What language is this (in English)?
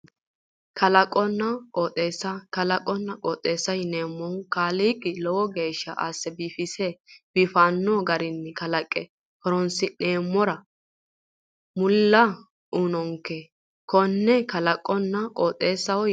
Sidamo